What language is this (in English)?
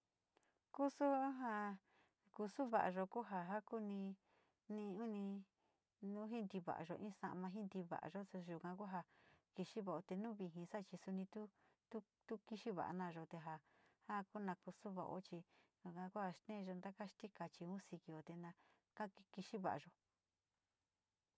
Sinicahua Mixtec